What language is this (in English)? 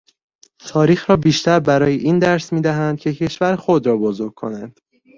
Persian